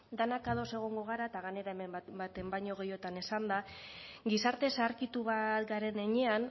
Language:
Basque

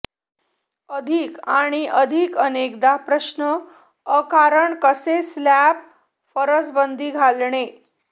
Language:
Marathi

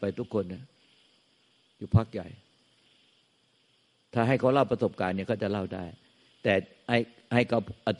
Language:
Thai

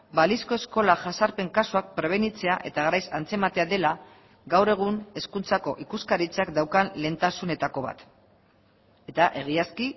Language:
Basque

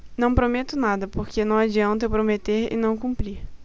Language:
Portuguese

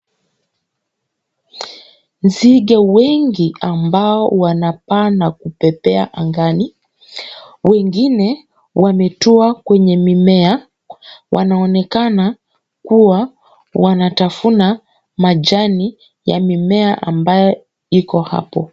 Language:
Swahili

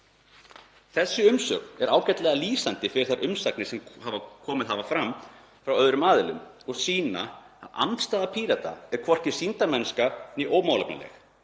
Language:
Icelandic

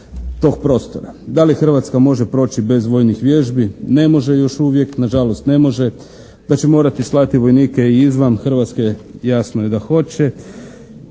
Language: Croatian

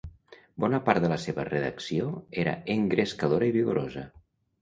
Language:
Catalan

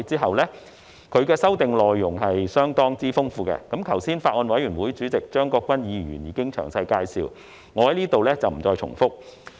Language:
Cantonese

